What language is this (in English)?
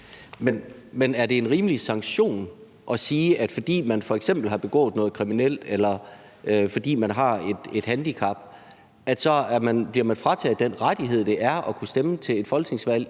Danish